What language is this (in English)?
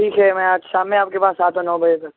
Urdu